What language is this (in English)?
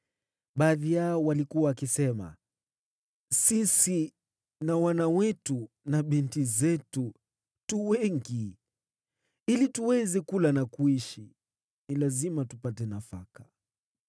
Swahili